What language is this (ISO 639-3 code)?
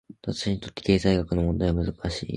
jpn